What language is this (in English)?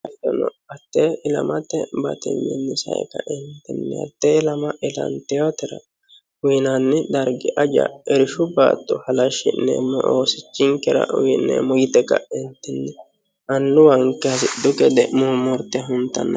Sidamo